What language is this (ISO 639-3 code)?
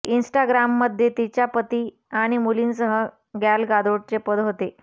mar